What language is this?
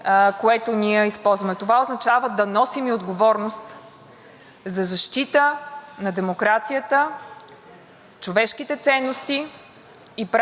Bulgarian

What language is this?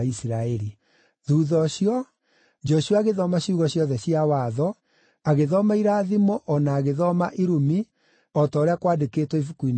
Kikuyu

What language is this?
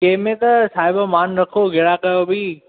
Sindhi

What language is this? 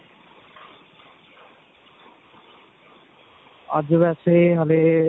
Punjabi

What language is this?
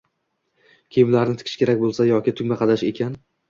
Uzbek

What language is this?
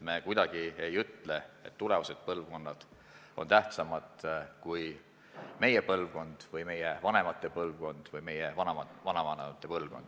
Estonian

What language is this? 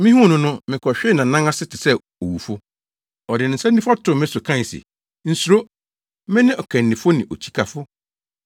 Akan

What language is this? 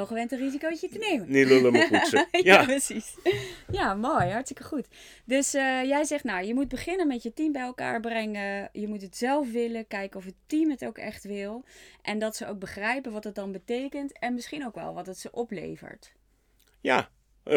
Dutch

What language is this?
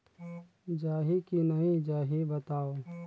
Chhattisgarhi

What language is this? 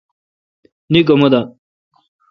Kalkoti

